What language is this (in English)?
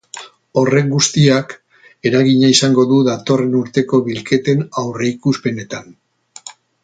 Basque